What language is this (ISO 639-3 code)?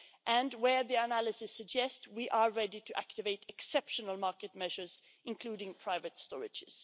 eng